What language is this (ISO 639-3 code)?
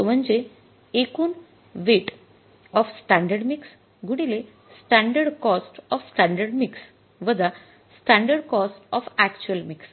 mar